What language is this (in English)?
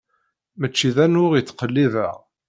Kabyle